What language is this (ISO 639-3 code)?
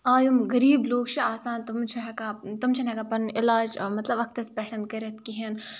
kas